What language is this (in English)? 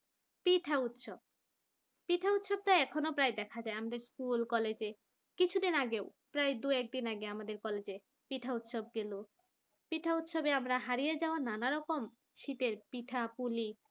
Bangla